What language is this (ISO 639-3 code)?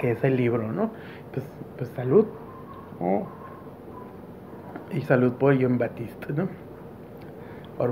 spa